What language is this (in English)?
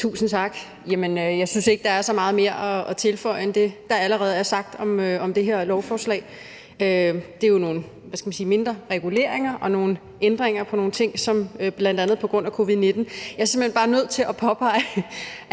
Danish